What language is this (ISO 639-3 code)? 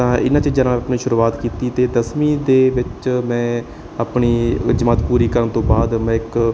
pan